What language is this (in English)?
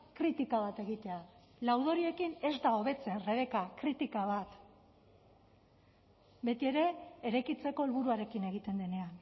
Basque